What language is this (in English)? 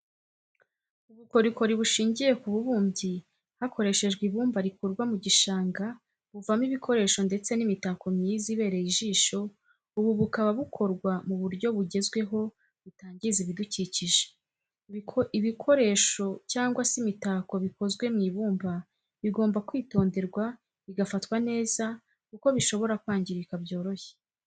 Kinyarwanda